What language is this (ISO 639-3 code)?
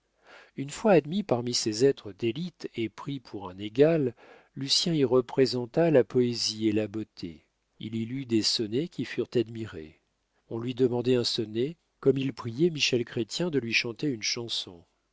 fra